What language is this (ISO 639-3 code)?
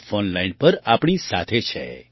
guj